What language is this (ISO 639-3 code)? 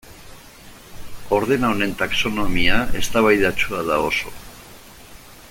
eus